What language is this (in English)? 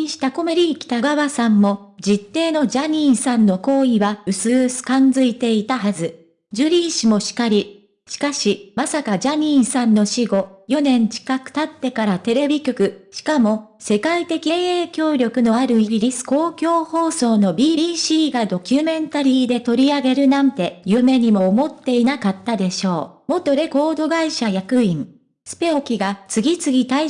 Japanese